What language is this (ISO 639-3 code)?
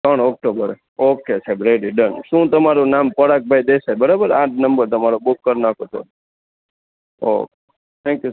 guj